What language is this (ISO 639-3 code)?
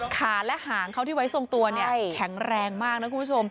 tha